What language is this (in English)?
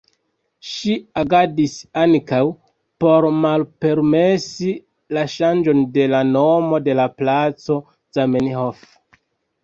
Esperanto